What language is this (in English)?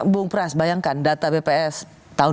Indonesian